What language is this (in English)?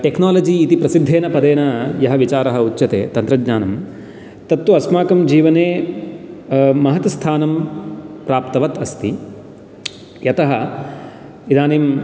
Sanskrit